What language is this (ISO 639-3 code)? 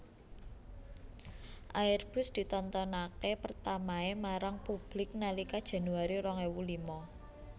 jav